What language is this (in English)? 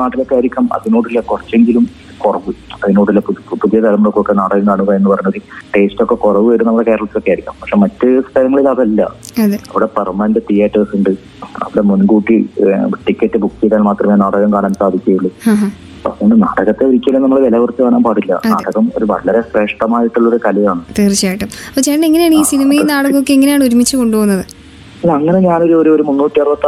Malayalam